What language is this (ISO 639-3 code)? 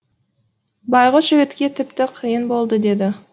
kaz